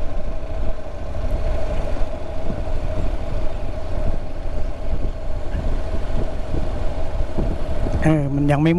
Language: Thai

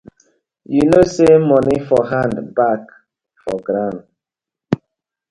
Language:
Nigerian Pidgin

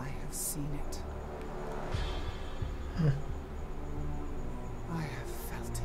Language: Korean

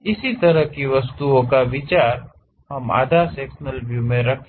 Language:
Hindi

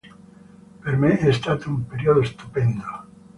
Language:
Italian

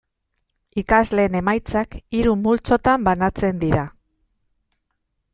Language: Basque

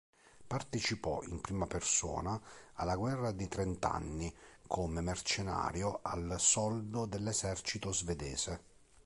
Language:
Italian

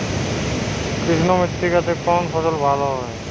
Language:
Bangla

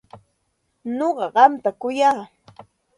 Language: Santa Ana de Tusi Pasco Quechua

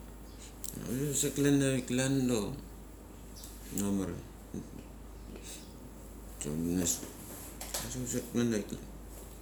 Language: Mali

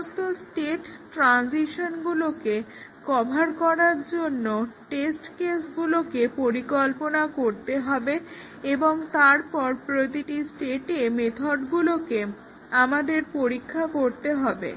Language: Bangla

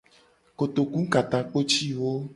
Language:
Gen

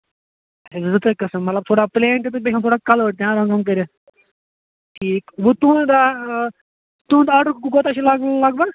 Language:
Kashmiri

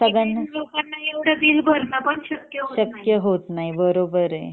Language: Marathi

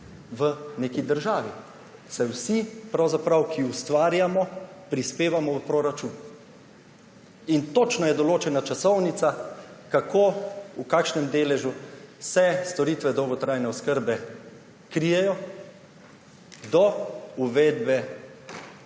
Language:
Slovenian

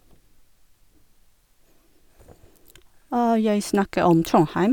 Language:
Norwegian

